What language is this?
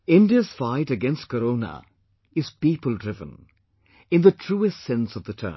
English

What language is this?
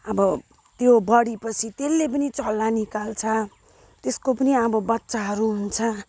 Nepali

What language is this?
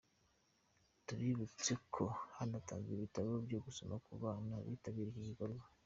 Kinyarwanda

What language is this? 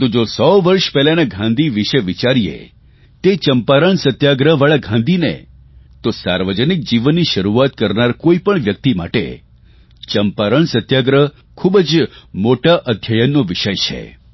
Gujarati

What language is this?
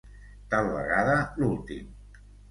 Catalan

